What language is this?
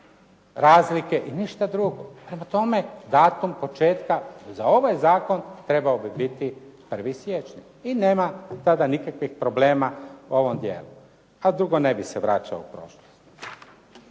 Croatian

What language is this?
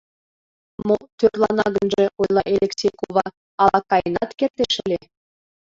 Mari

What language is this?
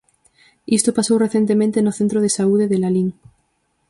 Galician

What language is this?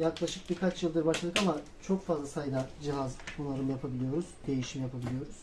Turkish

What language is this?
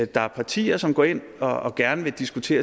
Danish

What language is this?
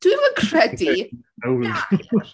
Welsh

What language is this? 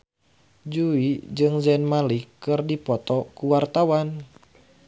Sundanese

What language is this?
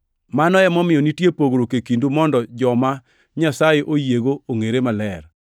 Luo (Kenya and Tanzania)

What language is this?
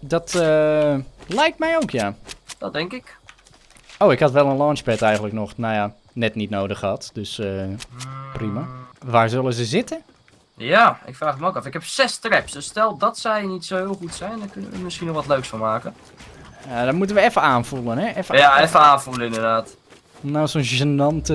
Dutch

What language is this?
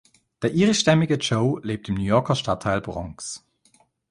German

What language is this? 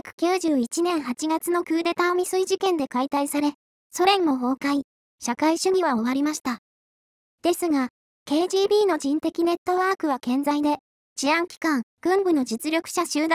Japanese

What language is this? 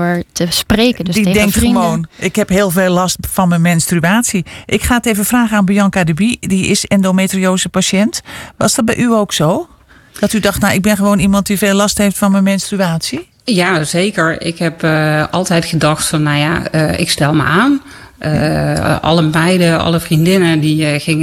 Dutch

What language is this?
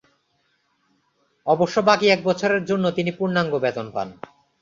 Bangla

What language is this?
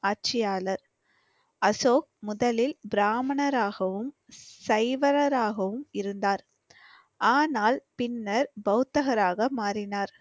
Tamil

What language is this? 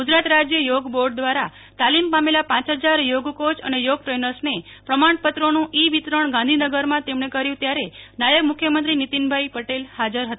Gujarati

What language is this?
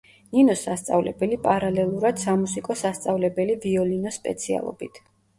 Georgian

